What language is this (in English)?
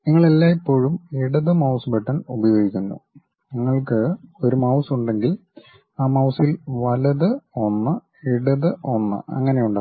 Malayalam